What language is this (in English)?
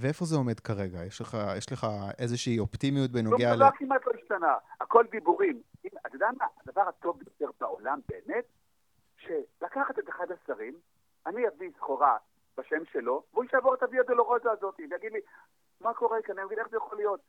Hebrew